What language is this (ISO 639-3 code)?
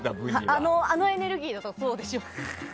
jpn